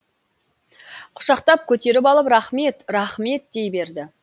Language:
Kazakh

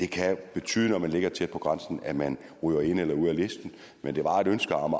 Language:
Danish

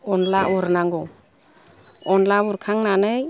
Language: Bodo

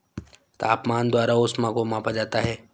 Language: Hindi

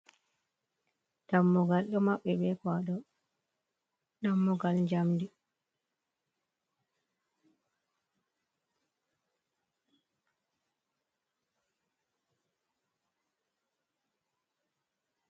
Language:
Fula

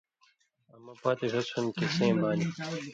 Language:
Indus Kohistani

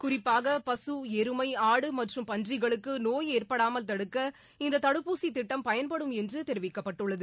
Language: Tamil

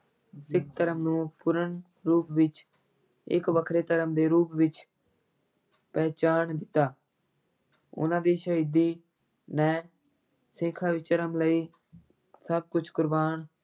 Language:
Punjabi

